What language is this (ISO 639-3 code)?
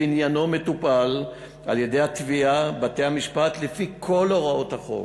heb